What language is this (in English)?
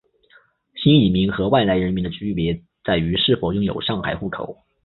Chinese